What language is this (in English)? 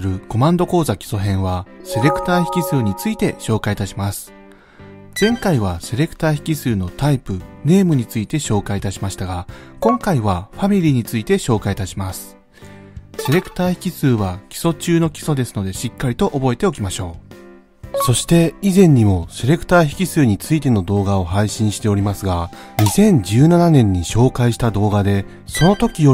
Japanese